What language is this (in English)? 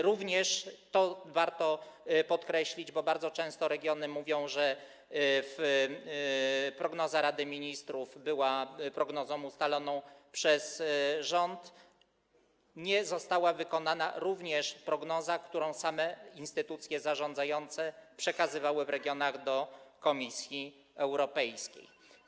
Polish